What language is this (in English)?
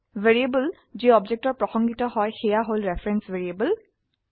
Assamese